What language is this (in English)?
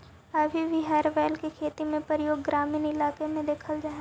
Magahi